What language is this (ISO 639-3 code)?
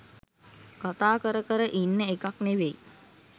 sin